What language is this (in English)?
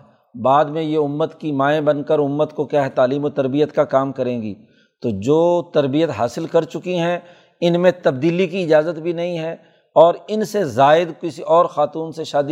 Urdu